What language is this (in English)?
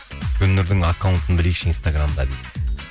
Kazakh